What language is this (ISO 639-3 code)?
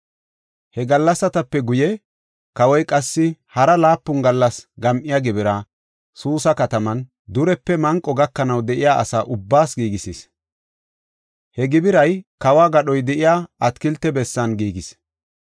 gof